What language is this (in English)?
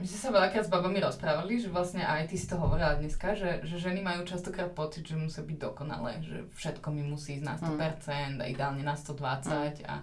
Slovak